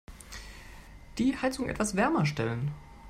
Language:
German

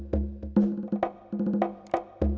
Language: Indonesian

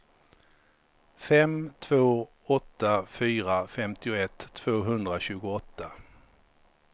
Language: Swedish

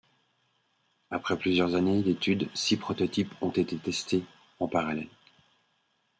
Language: French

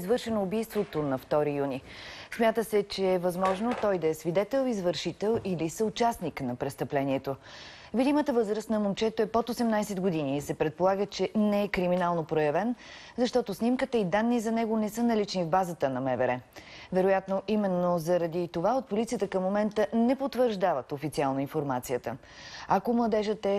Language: Bulgarian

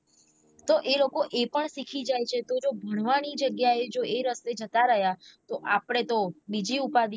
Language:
Gujarati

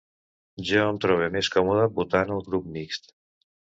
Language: Catalan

